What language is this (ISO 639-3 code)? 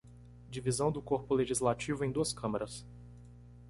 por